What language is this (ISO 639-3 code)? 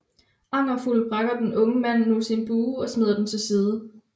dan